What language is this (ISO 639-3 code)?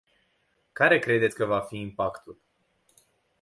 ron